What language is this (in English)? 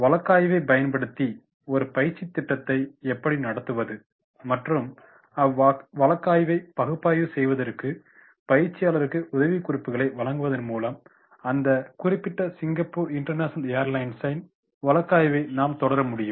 Tamil